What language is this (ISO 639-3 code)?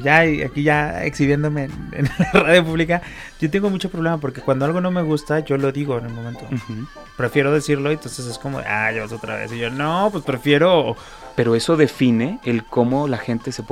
spa